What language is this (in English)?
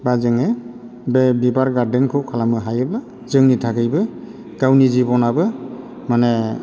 Bodo